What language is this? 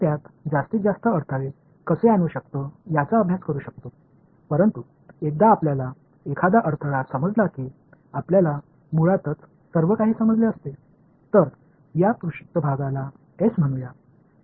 Tamil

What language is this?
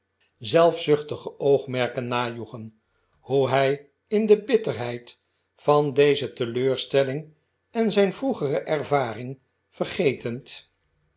Dutch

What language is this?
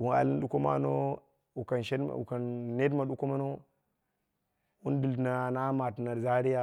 Dera (Nigeria)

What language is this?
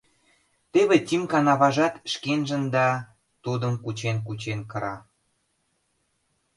Mari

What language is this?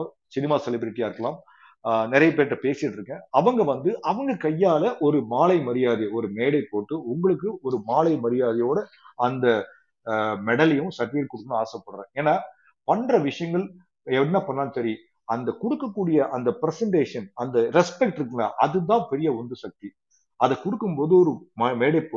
Tamil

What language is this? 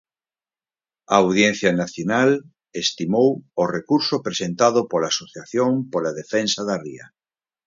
Galician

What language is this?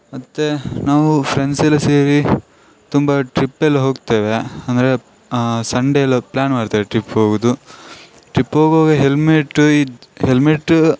Kannada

